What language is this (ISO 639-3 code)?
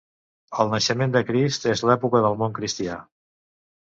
cat